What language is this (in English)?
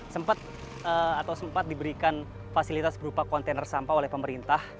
Indonesian